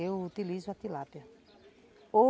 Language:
Portuguese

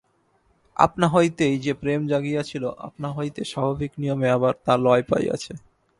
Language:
Bangla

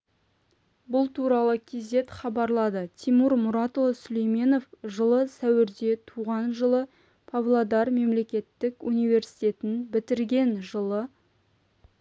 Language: Kazakh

